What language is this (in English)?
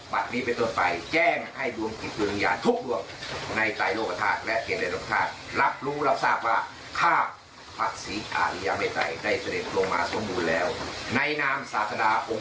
Thai